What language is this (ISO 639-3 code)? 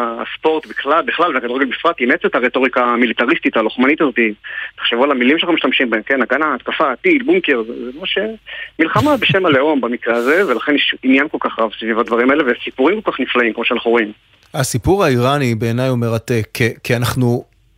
heb